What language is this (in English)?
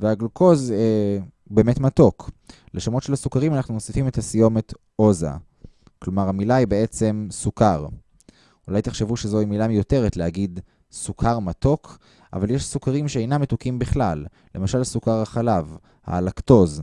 Hebrew